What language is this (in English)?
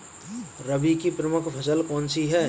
Hindi